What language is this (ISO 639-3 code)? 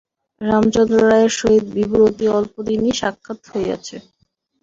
ben